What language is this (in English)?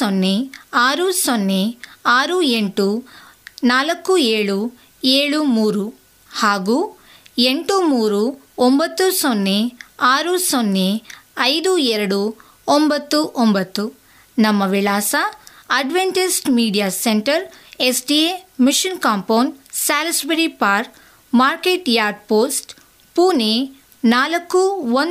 Kannada